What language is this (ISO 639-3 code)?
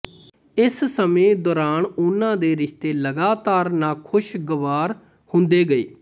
pan